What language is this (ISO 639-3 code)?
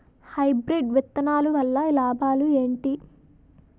tel